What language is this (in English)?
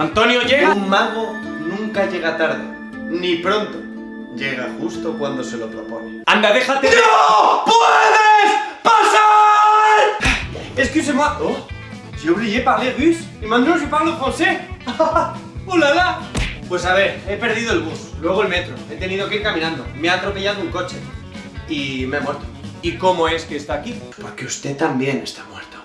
Spanish